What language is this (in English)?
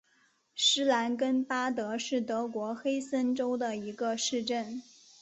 Chinese